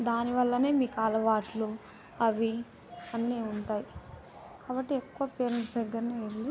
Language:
Telugu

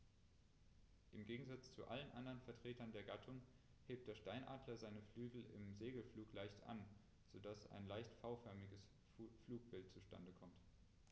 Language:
German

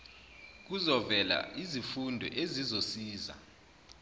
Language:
Zulu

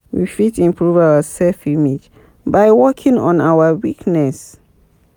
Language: Nigerian Pidgin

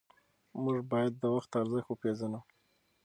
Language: Pashto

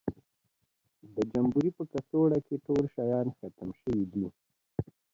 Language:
Pashto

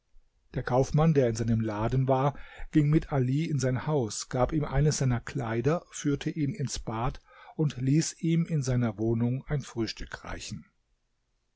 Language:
German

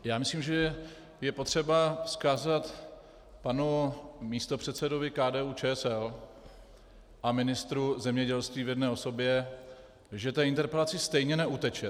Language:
Czech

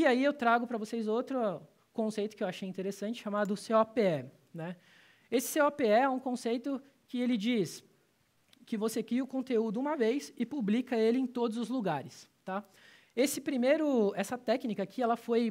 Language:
Portuguese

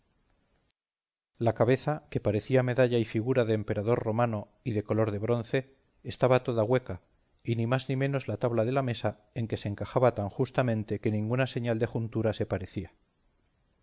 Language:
Spanish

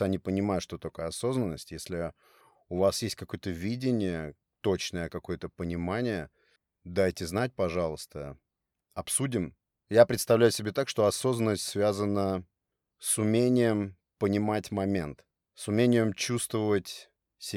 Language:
Russian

